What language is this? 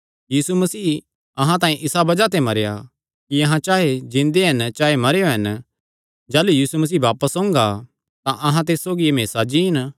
Kangri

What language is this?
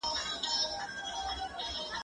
Pashto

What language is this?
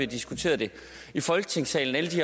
Danish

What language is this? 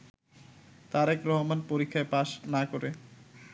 Bangla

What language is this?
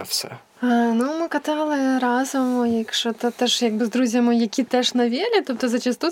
Ukrainian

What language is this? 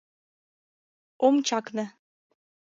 Mari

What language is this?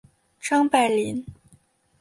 Chinese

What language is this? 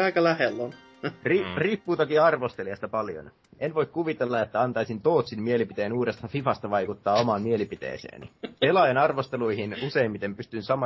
Finnish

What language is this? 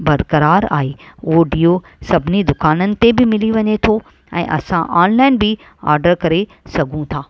Sindhi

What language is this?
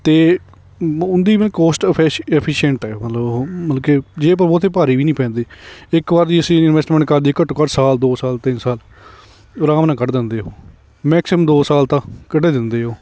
Punjabi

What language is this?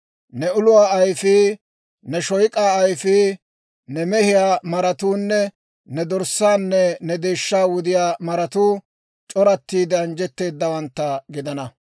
Dawro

